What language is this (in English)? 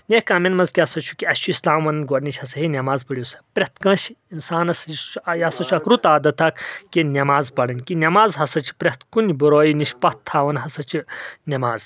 Kashmiri